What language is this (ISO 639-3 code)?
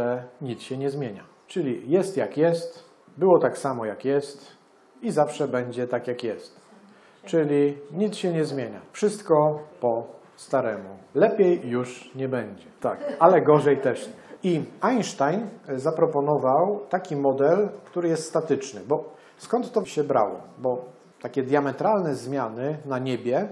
pol